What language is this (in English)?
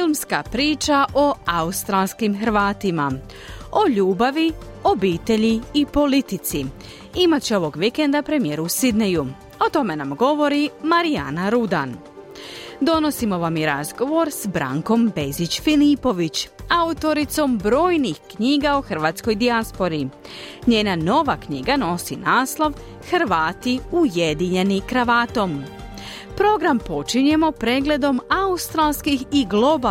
Croatian